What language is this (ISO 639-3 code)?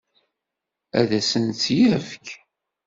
kab